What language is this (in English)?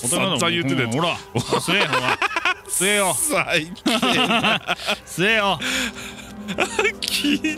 Japanese